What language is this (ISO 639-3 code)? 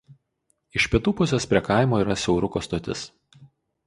lit